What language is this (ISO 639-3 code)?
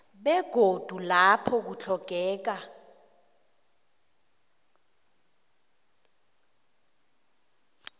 nbl